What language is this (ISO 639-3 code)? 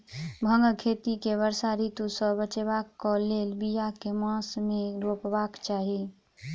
mai